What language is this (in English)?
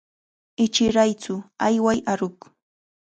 Chiquián Ancash Quechua